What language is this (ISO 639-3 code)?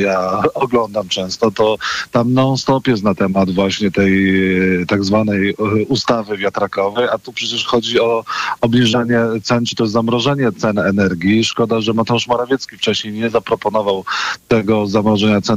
pol